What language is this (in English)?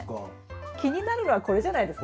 Japanese